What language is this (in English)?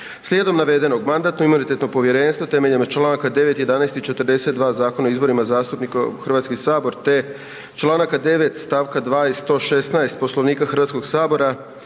Croatian